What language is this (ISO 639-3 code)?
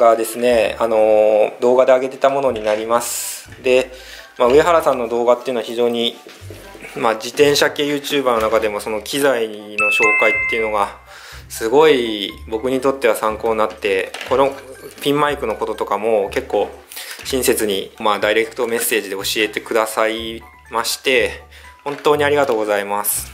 jpn